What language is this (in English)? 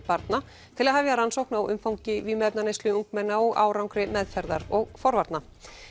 Icelandic